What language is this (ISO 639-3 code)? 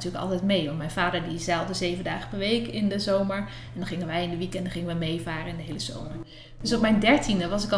nld